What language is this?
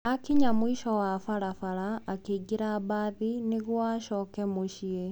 Kikuyu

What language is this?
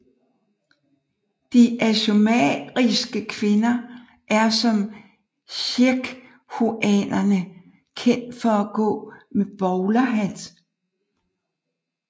Danish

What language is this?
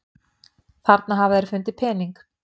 Icelandic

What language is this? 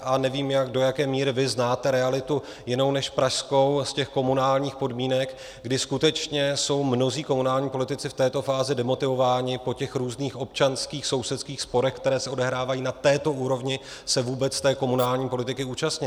Czech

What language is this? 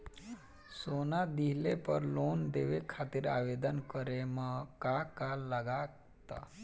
Bhojpuri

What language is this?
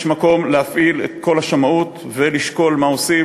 Hebrew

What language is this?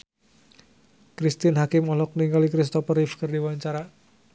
Sundanese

